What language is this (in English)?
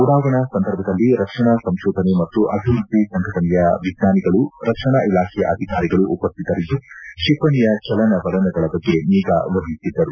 Kannada